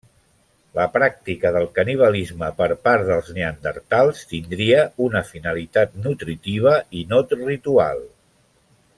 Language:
Catalan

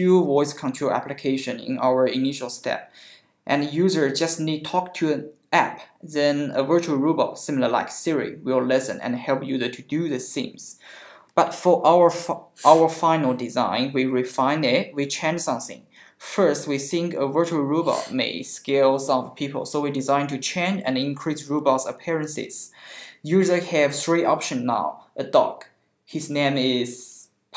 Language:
English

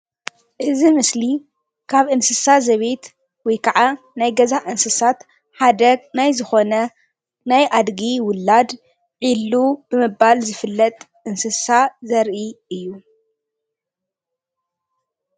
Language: Tigrinya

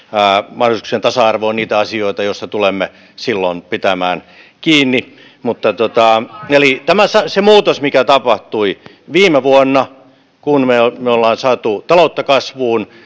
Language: Finnish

